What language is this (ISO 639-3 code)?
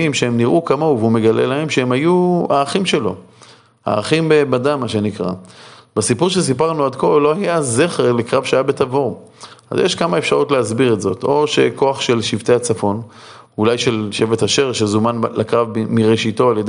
heb